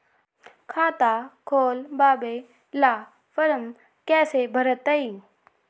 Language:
Magahi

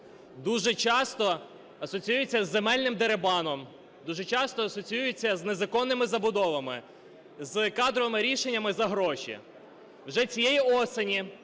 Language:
Ukrainian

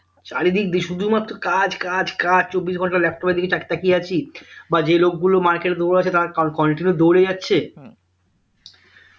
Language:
Bangla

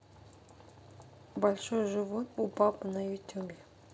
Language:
Russian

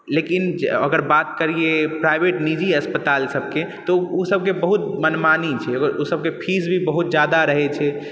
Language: Maithili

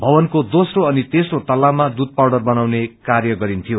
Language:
Nepali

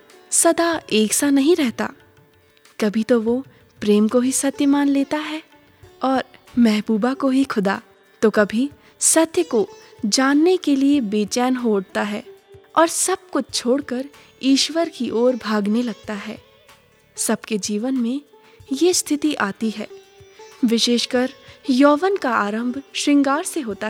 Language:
Hindi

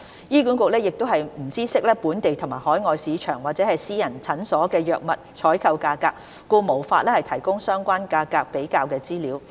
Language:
Cantonese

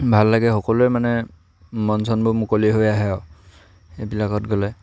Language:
Assamese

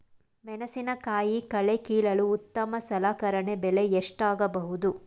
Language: Kannada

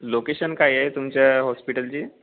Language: Marathi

